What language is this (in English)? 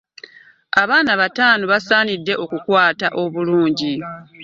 Ganda